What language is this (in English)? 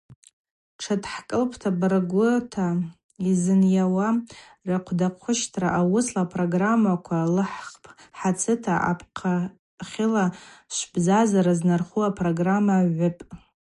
Abaza